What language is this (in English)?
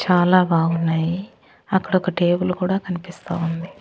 Telugu